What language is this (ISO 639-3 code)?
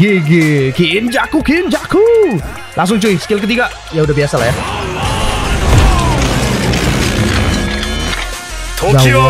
ind